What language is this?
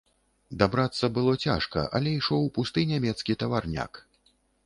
Belarusian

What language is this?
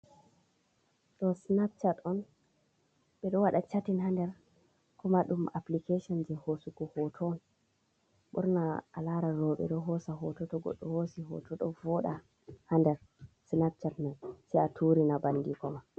Fula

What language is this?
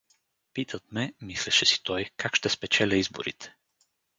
Bulgarian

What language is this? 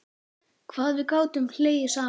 Icelandic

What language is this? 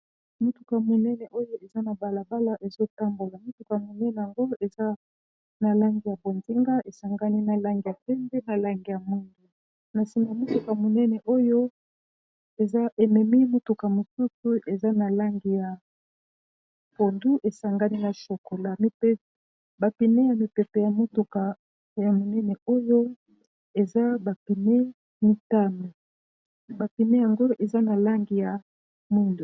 Lingala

